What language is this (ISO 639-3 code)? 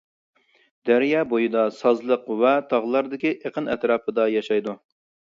uig